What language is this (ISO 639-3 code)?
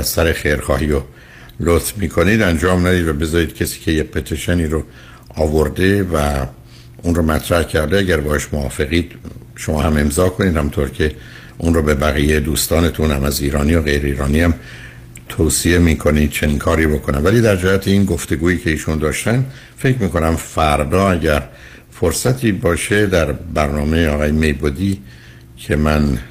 fas